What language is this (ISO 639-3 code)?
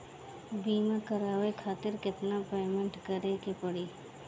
bho